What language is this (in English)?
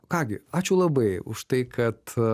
Lithuanian